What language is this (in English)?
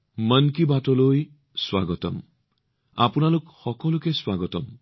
Assamese